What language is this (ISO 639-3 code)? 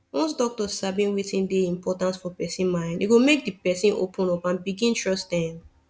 pcm